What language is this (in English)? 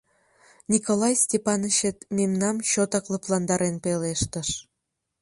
Mari